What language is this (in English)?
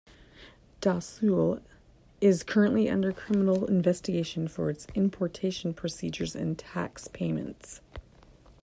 English